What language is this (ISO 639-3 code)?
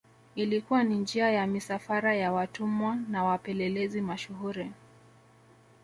swa